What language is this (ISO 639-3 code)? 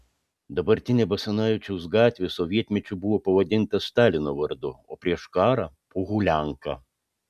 lit